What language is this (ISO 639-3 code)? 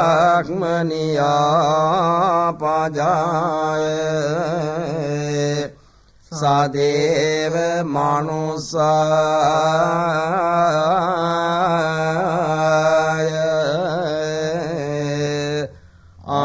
ara